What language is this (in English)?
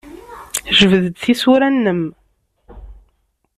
Kabyle